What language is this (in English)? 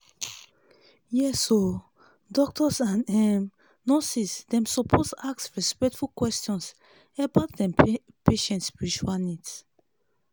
Nigerian Pidgin